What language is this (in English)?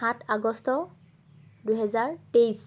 Assamese